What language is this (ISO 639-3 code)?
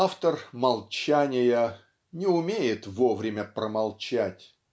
rus